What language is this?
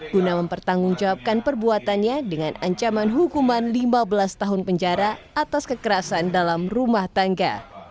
Indonesian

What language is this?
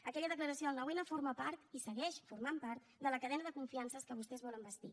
Catalan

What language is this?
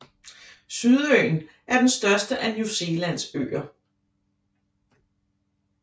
Danish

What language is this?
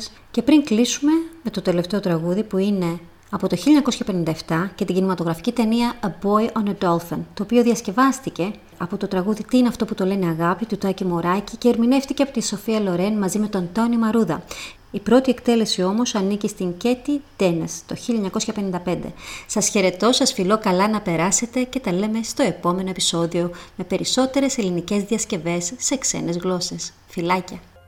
Greek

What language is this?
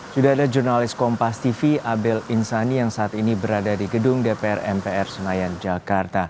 Indonesian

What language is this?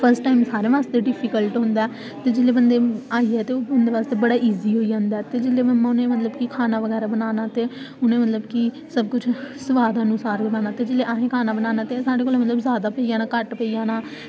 Dogri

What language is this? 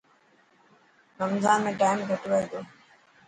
Dhatki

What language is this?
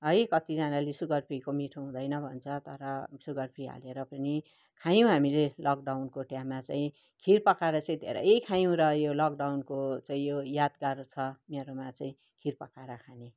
Nepali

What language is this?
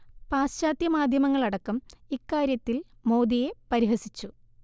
Malayalam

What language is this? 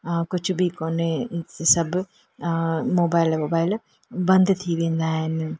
Sindhi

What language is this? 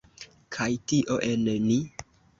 Esperanto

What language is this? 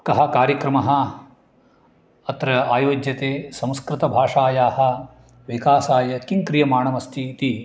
Sanskrit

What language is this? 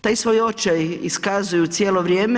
Croatian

